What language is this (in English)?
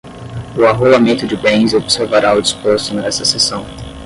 Portuguese